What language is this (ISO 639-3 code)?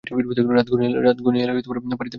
ben